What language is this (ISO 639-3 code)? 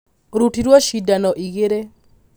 kik